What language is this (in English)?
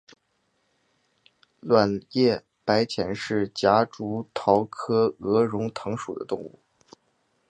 Chinese